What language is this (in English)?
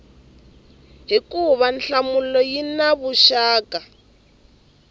Tsonga